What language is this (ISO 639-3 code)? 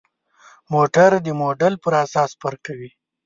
pus